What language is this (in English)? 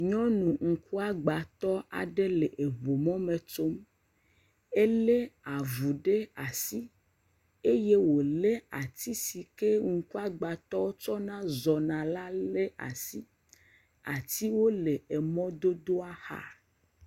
Ewe